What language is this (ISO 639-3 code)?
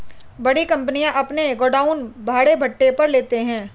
hin